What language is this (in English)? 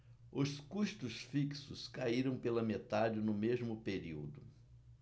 Portuguese